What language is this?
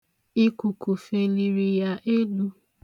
Igbo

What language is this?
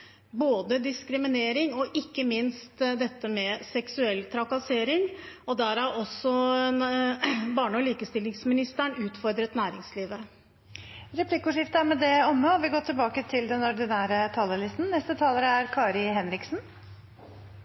Norwegian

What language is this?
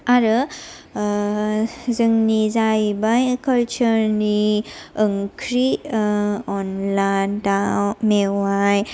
Bodo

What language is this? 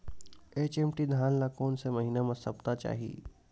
Chhattisgarhi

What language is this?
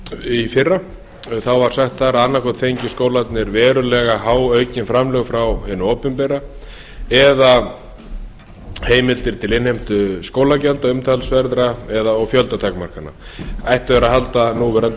Icelandic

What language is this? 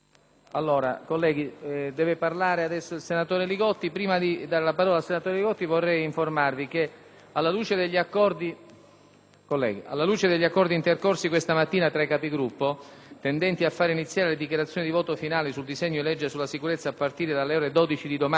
Italian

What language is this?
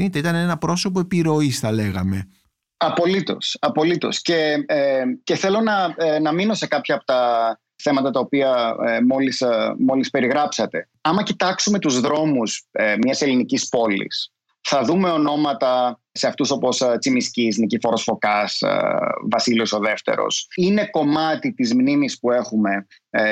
Greek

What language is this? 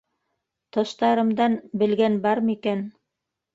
Bashkir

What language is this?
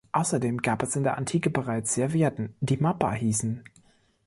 German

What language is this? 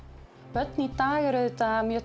Icelandic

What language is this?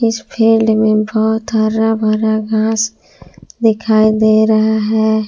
Hindi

